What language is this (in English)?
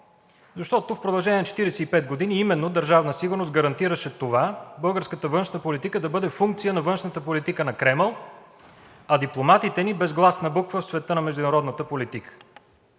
Bulgarian